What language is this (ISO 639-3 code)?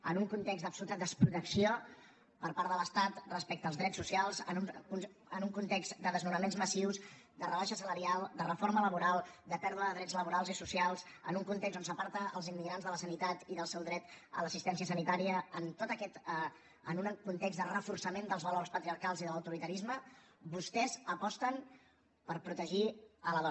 cat